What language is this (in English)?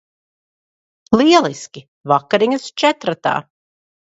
Latvian